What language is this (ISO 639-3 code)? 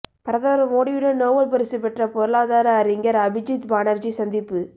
tam